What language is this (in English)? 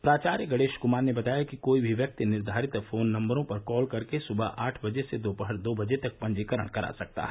Hindi